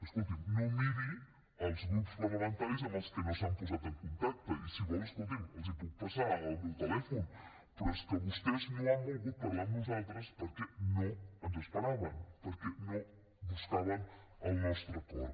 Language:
Catalan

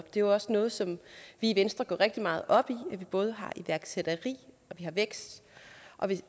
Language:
Danish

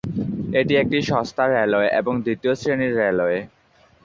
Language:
Bangla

